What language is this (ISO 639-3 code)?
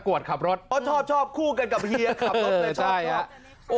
tha